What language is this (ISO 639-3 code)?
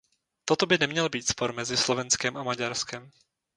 ces